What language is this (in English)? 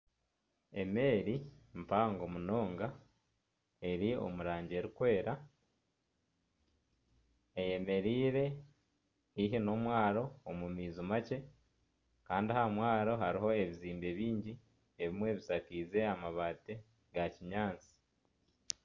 Nyankole